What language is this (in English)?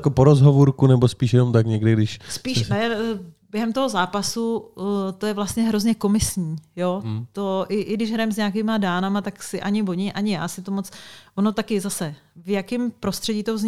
Czech